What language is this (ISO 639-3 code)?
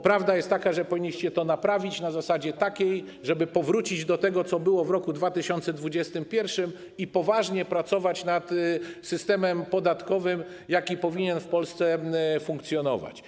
pol